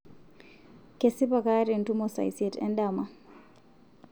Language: Masai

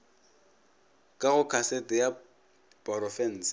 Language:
Northern Sotho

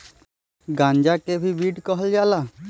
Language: Bhojpuri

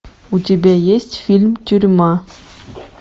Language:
Russian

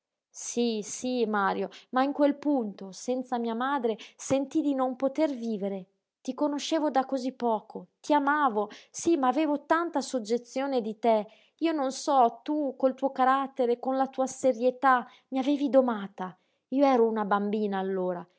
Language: Italian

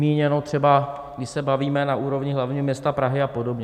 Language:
Czech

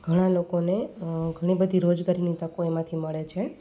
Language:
Gujarati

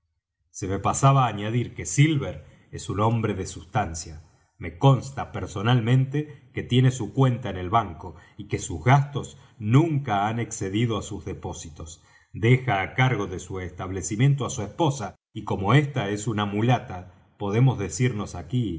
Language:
Spanish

